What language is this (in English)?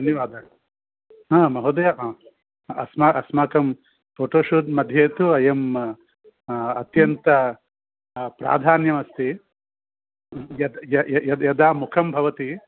Sanskrit